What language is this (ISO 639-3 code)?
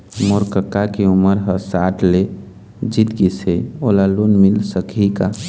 hne